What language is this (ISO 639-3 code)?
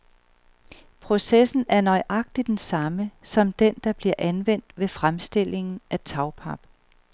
dan